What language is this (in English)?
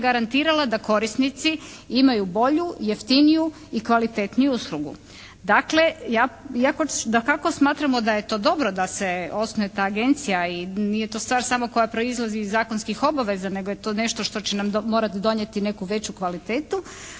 Croatian